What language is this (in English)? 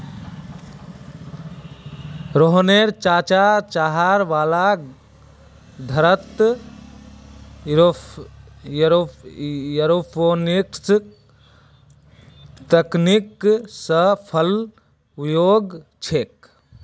Magahi